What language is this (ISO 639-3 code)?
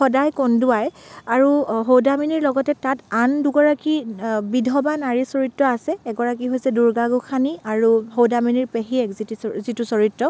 asm